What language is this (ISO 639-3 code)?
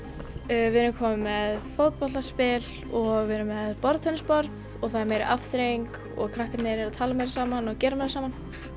isl